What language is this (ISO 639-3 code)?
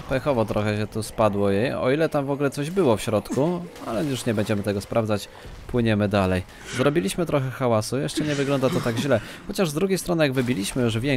pol